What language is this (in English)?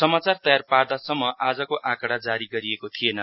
Nepali